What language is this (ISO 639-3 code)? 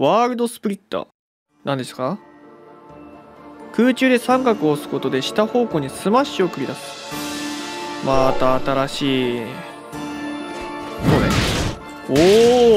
jpn